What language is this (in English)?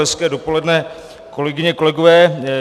Czech